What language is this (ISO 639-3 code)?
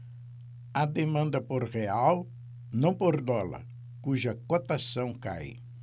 por